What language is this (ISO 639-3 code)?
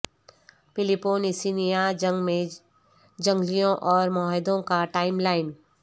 urd